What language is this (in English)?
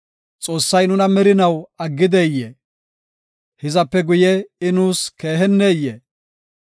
Gofa